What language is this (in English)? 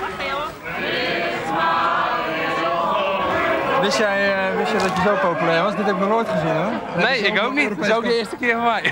Dutch